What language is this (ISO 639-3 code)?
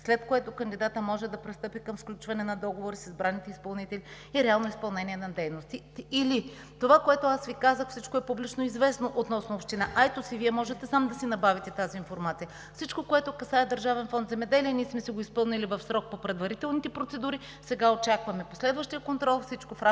bul